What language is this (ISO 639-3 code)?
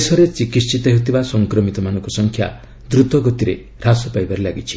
ori